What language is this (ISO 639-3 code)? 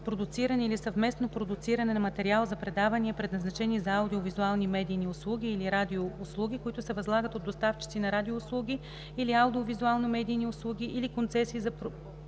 bul